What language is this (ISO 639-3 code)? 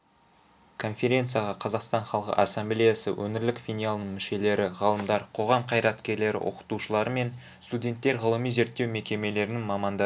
kaz